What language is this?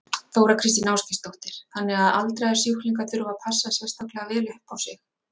Icelandic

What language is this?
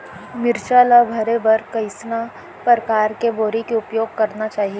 Chhattisgarhi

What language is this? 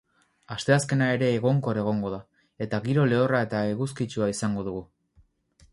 Basque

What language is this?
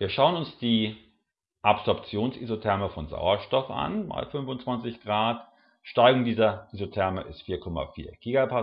German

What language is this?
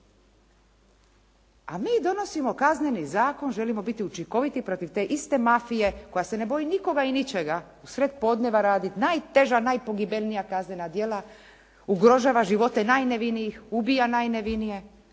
Croatian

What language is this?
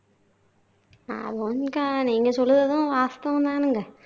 Tamil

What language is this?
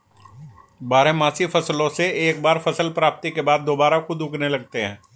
Hindi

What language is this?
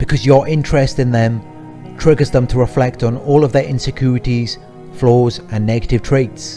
English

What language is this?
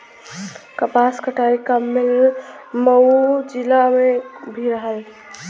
Bhojpuri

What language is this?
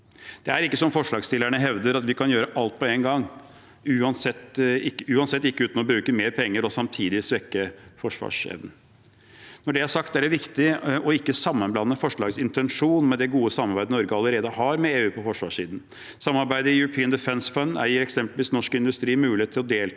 Norwegian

